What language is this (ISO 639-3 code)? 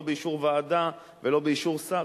heb